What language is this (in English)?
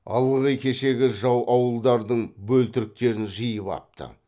Kazakh